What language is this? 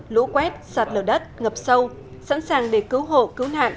Vietnamese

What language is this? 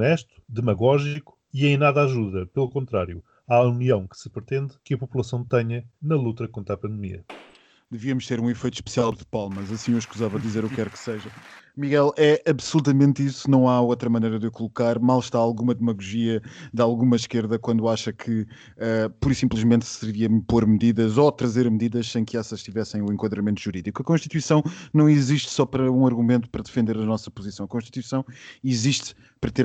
Portuguese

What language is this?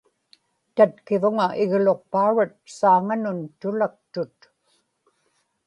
Inupiaq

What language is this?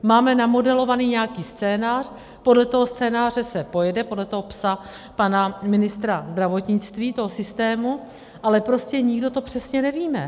Czech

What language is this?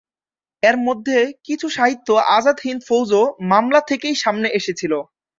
Bangla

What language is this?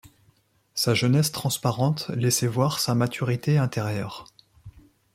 French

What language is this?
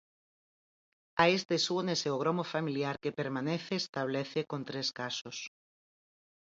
Galician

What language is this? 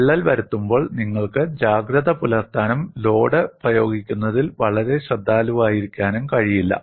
Malayalam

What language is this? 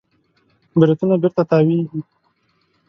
Pashto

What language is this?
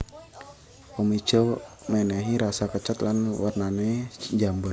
Javanese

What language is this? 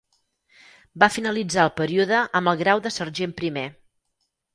Catalan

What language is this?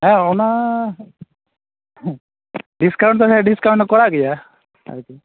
Santali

